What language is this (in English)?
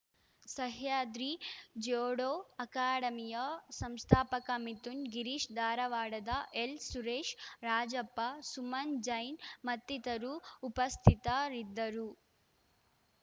Kannada